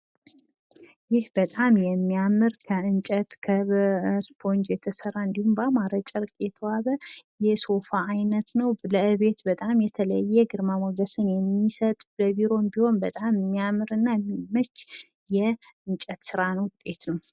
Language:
Amharic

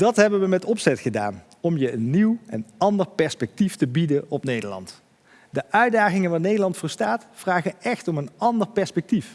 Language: Dutch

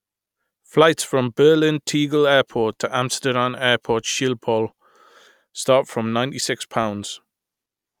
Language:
English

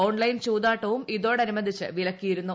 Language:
Malayalam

